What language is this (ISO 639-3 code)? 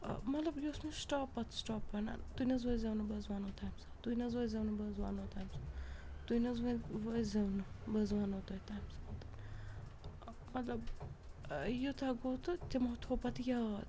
kas